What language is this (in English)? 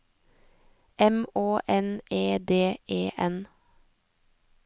Norwegian